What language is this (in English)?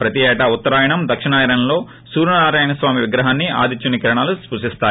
Telugu